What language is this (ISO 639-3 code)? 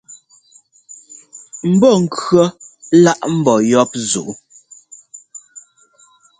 jgo